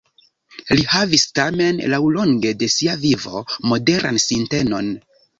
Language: Esperanto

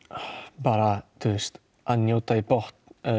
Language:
Icelandic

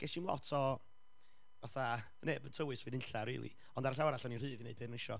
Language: Welsh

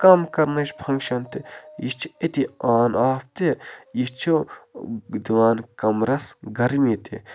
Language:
Kashmiri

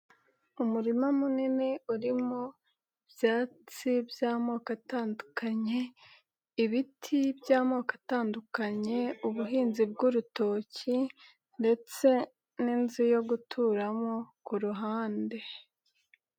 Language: Kinyarwanda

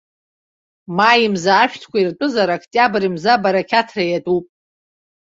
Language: Abkhazian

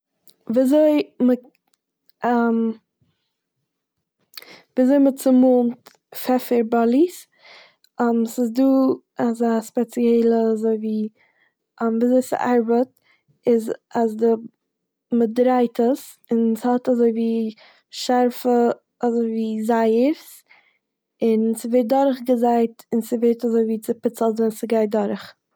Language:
Yiddish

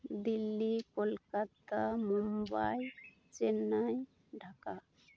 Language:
Santali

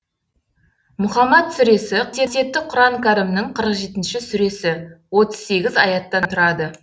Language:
Kazakh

